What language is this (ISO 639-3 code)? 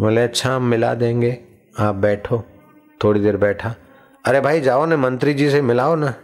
hin